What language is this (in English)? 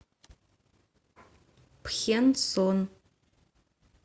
Russian